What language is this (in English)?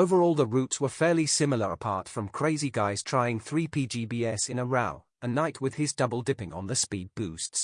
Russian